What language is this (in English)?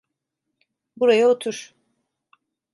Turkish